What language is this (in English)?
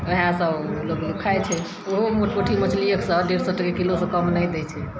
Maithili